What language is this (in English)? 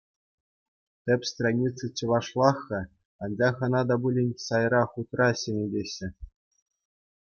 Chuvash